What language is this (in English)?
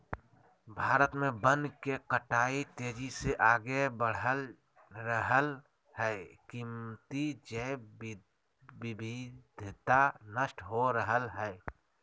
Magahi